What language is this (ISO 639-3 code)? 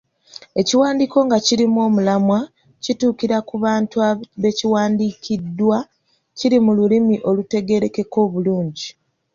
lug